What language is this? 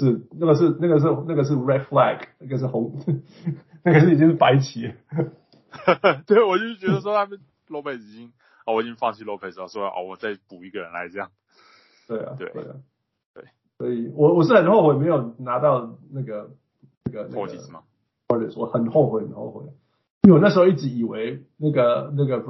Chinese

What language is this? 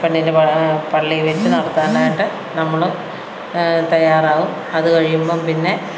Malayalam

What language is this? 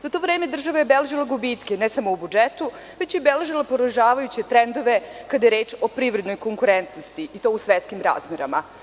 Serbian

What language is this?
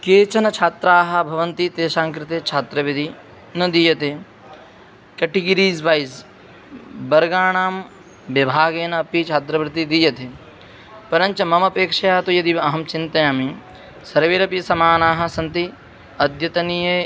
Sanskrit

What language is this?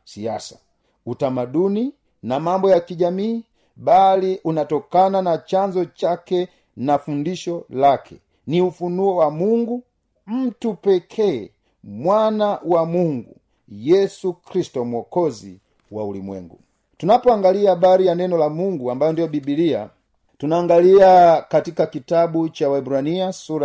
Swahili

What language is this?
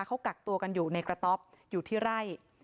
Thai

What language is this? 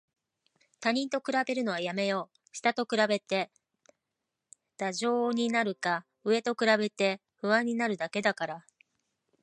Japanese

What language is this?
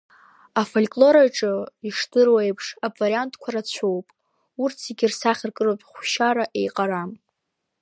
Abkhazian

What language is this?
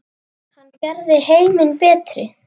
Icelandic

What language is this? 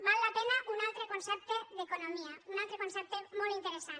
Catalan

